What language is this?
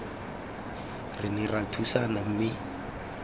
Tswana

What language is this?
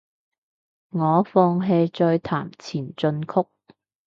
Cantonese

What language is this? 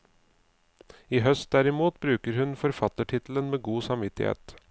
Norwegian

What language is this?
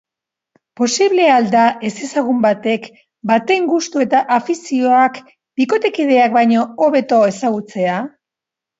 Basque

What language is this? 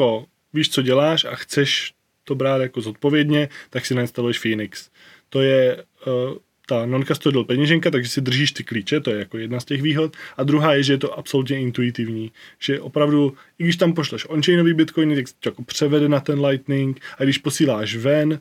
Czech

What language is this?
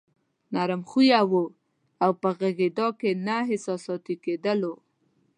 Pashto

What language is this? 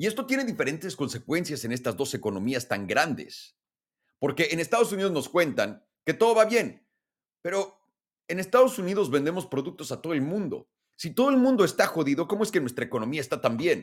Spanish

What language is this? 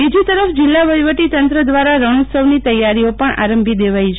Gujarati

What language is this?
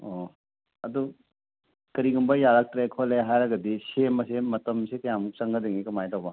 Manipuri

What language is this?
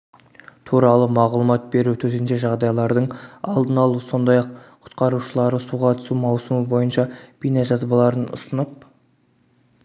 Kazakh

